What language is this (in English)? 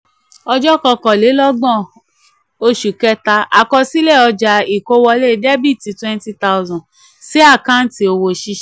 Yoruba